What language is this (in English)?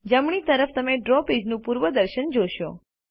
Gujarati